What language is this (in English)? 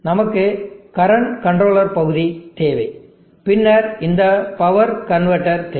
Tamil